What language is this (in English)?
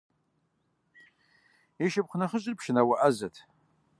Kabardian